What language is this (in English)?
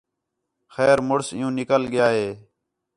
Khetrani